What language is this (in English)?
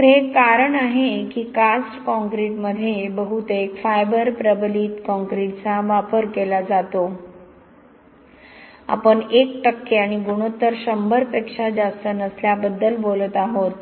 Marathi